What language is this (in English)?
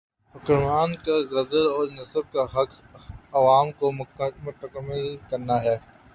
Urdu